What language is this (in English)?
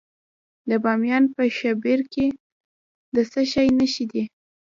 Pashto